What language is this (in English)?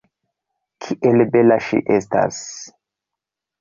Esperanto